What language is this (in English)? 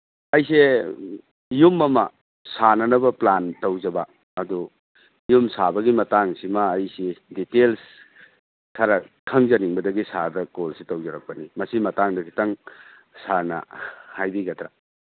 Manipuri